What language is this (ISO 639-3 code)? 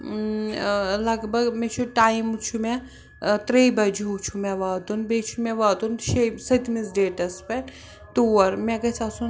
kas